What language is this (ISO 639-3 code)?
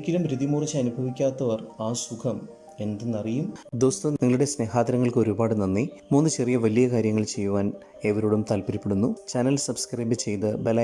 mal